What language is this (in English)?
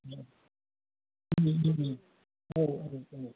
Bodo